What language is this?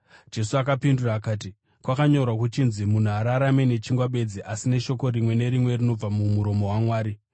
Shona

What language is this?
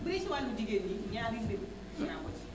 Wolof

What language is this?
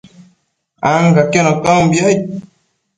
Matsés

